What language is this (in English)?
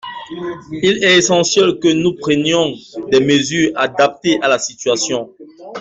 French